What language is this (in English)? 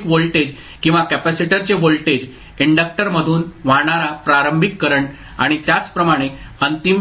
Marathi